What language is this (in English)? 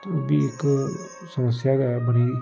Dogri